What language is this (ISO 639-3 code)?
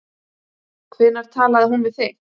isl